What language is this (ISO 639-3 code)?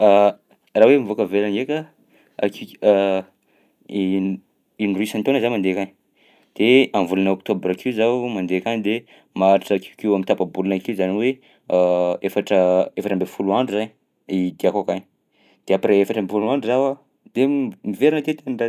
bzc